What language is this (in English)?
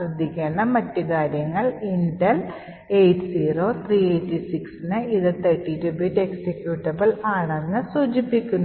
Malayalam